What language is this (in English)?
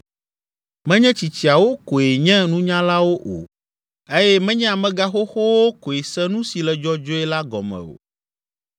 Ewe